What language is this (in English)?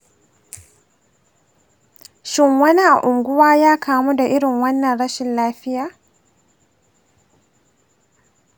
Hausa